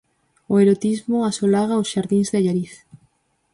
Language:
Galician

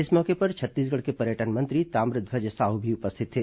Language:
Hindi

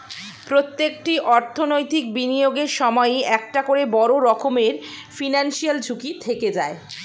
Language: Bangla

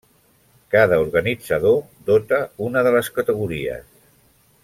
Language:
Catalan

